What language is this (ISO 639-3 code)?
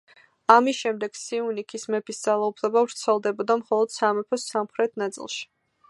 kat